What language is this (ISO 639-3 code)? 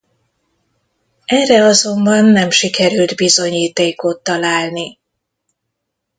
hun